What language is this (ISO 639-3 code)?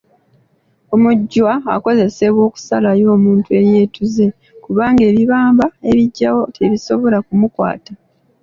lug